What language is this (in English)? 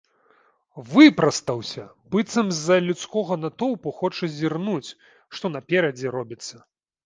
Belarusian